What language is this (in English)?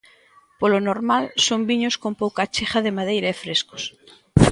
Galician